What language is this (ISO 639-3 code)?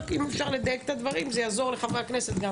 heb